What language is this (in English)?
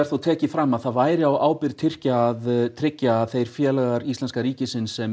Icelandic